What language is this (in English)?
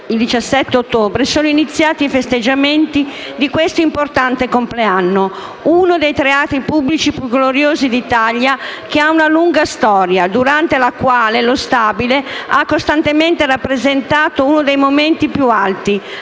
Italian